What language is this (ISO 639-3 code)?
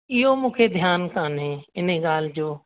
snd